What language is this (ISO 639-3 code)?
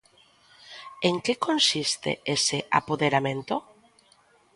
glg